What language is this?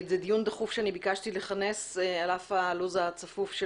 Hebrew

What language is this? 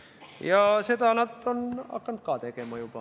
Estonian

